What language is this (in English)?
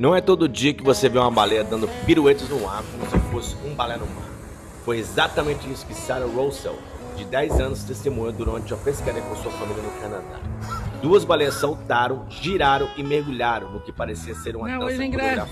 Portuguese